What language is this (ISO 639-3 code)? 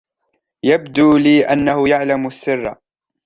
ara